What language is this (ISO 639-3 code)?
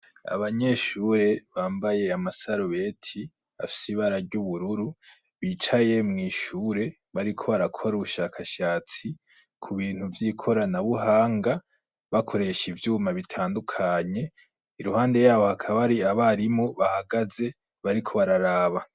run